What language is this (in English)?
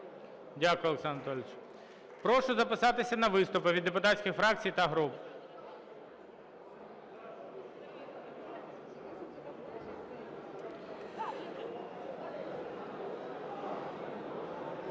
Ukrainian